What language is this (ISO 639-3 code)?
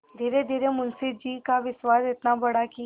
hin